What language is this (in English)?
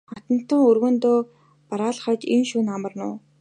Mongolian